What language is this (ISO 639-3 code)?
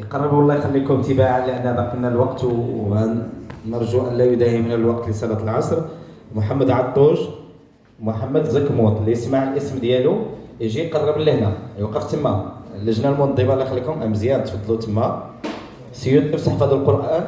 ara